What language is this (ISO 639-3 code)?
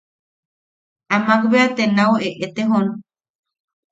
yaq